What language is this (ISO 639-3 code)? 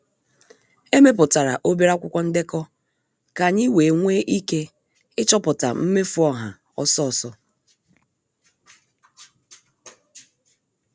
ibo